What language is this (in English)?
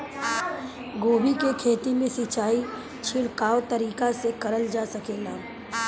Bhojpuri